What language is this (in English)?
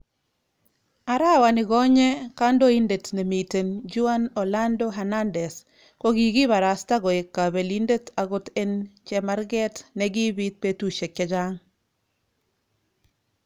Kalenjin